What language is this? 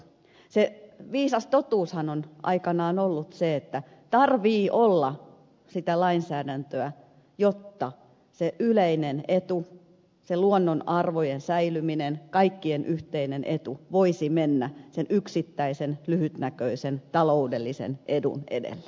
Finnish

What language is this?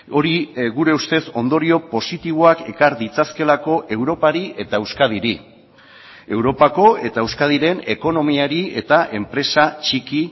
Basque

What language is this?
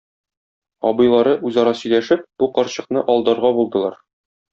Tatar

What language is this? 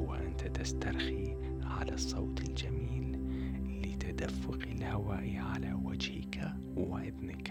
Arabic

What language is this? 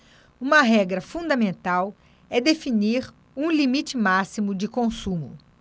Portuguese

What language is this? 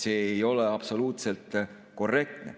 Estonian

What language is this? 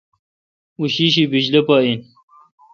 Kalkoti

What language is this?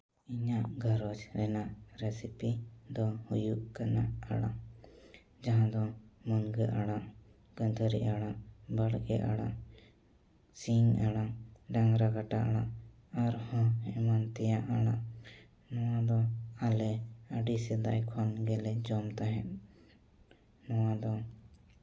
Santali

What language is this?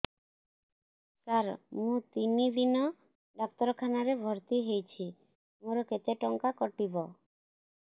Odia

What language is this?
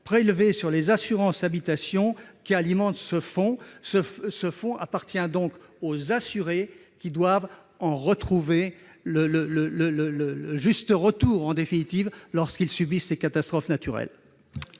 French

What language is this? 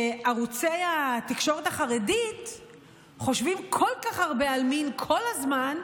Hebrew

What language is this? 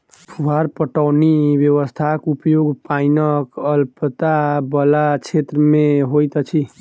Maithili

